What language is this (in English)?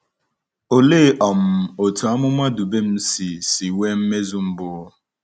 Igbo